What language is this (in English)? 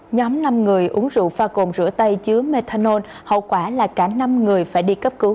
Vietnamese